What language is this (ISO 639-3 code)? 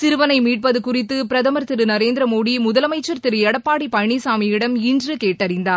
tam